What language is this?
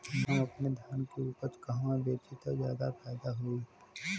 Bhojpuri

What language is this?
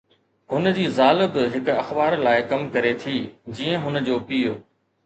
Sindhi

